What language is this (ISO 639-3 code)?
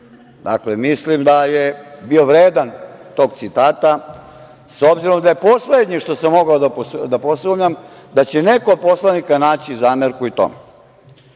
srp